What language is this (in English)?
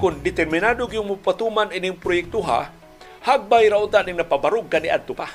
Filipino